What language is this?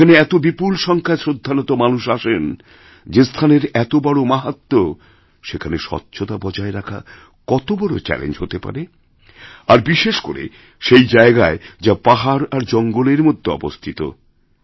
Bangla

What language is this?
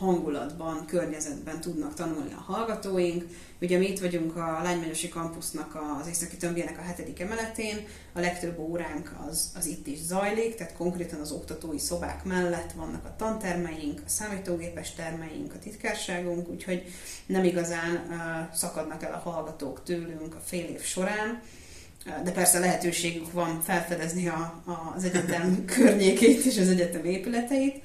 Hungarian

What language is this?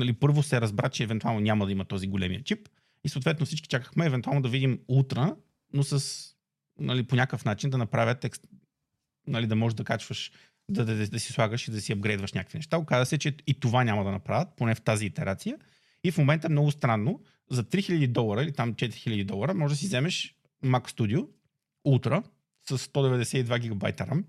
Bulgarian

